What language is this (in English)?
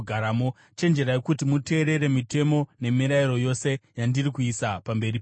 Shona